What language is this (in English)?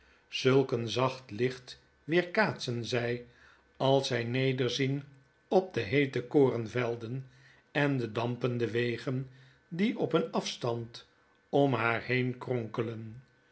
Dutch